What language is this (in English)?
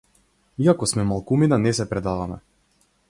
Macedonian